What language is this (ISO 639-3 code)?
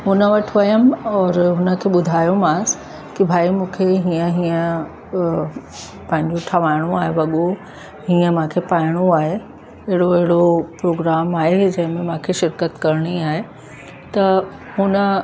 snd